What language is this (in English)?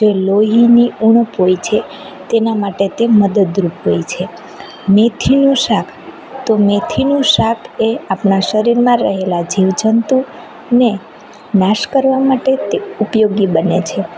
Gujarati